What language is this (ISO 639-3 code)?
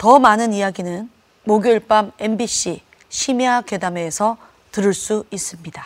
kor